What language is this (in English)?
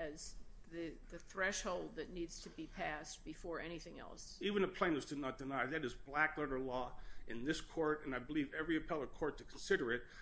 English